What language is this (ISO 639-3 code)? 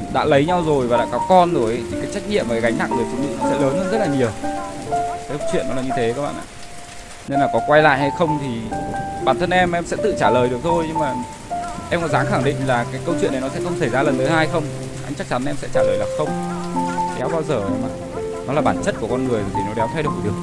vie